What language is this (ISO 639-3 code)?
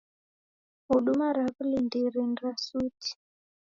dav